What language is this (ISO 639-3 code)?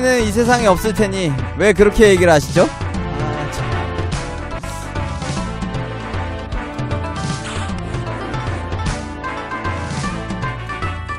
kor